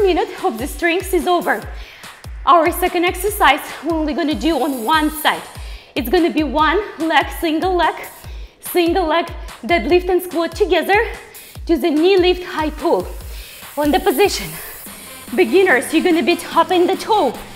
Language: English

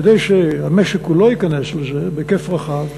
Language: Hebrew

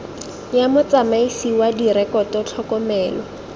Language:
Tswana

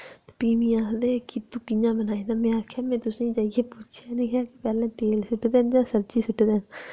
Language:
Dogri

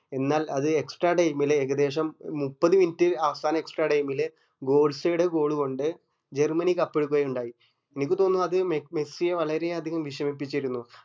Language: Malayalam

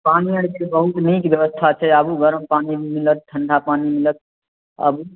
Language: Maithili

